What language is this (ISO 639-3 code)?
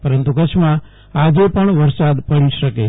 guj